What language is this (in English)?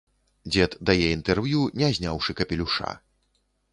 Belarusian